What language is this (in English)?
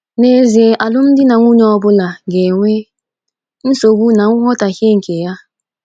Igbo